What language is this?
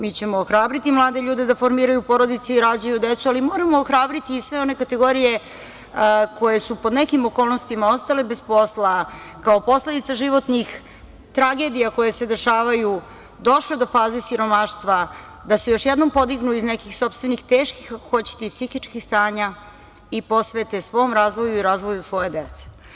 Serbian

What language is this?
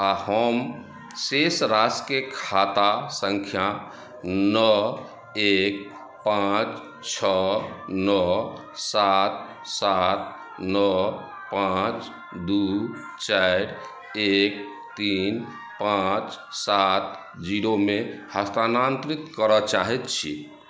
Maithili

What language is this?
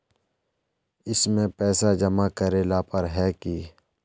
Magahi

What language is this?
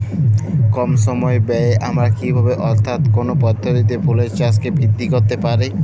Bangla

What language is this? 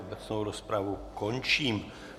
Czech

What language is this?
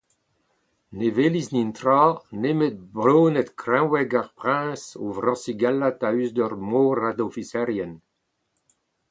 Breton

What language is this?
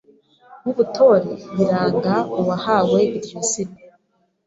Kinyarwanda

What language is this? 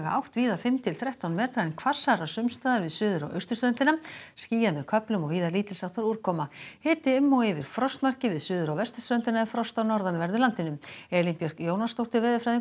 Icelandic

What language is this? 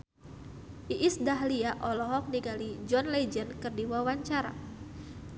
Sundanese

